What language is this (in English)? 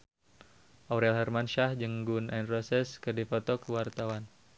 Sundanese